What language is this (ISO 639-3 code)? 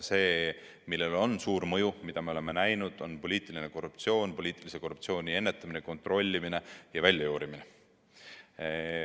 est